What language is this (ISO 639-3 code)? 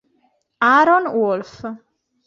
ita